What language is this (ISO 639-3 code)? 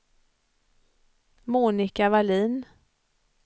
swe